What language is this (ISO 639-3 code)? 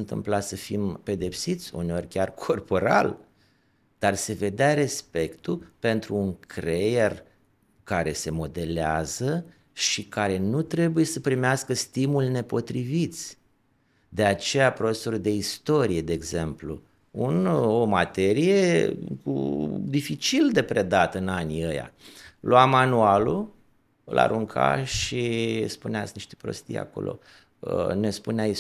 ron